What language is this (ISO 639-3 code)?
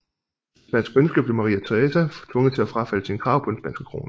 dan